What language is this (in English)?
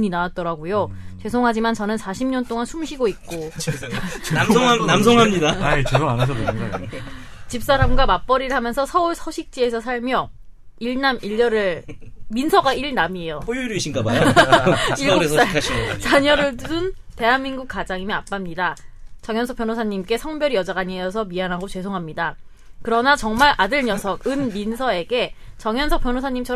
Korean